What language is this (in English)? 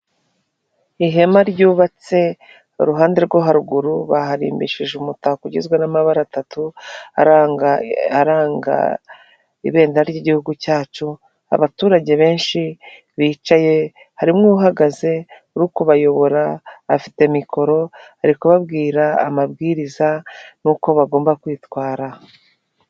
Kinyarwanda